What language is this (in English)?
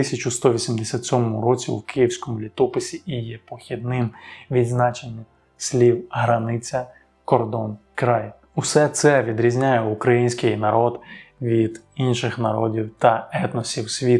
Ukrainian